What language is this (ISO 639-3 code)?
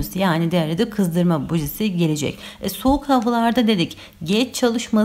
tur